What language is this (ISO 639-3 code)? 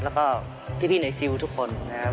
tha